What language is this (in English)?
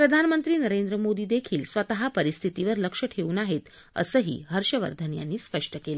Marathi